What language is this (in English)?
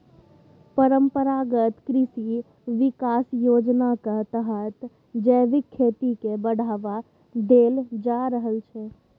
Maithili